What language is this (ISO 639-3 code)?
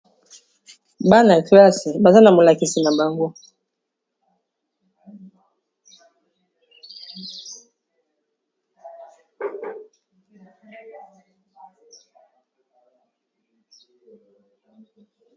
lin